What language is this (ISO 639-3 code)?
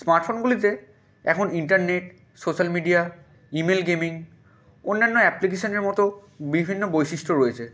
ben